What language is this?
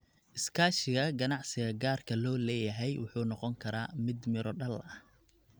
Somali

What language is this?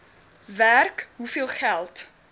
Afrikaans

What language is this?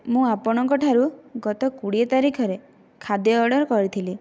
Odia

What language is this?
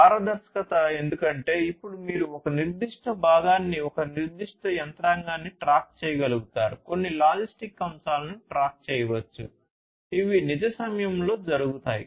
Telugu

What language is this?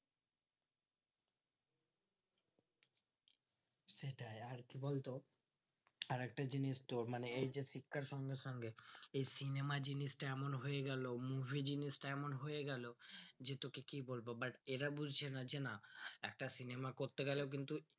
Bangla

